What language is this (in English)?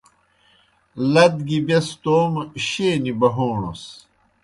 Kohistani Shina